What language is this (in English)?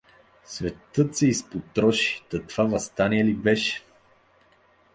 Bulgarian